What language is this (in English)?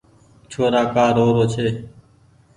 Goaria